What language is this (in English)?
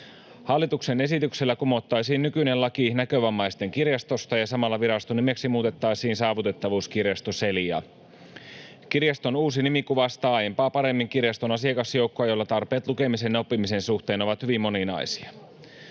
Finnish